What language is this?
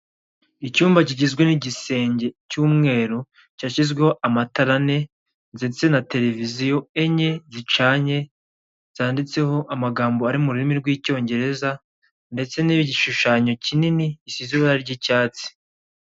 Kinyarwanda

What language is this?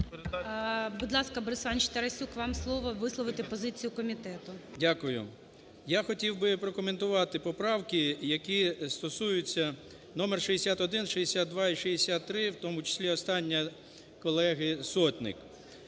Ukrainian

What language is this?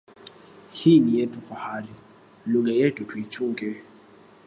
Swahili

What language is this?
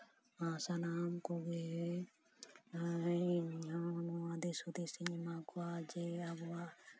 Santali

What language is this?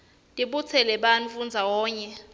Swati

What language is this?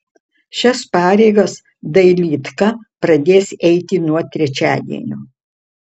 Lithuanian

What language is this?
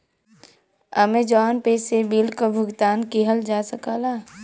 Bhojpuri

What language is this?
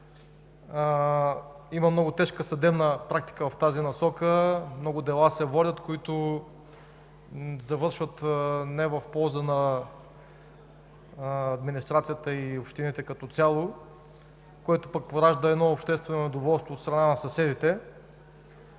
Bulgarian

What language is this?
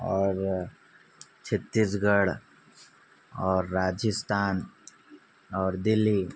Urdu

